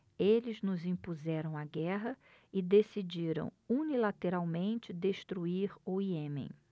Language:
Portuguese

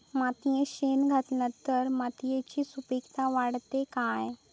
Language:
Marathi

